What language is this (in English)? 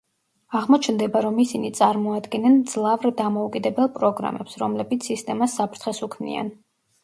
Georgian